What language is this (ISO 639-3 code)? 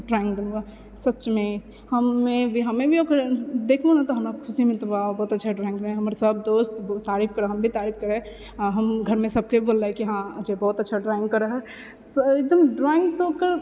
mai